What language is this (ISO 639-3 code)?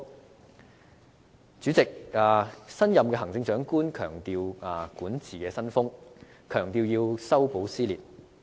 yue